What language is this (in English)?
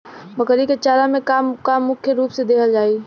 Bhojpuri